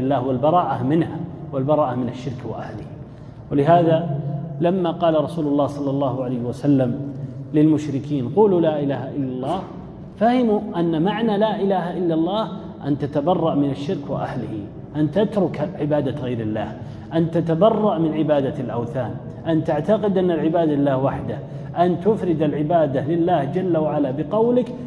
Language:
Arabic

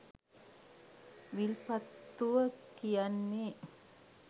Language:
Sinhala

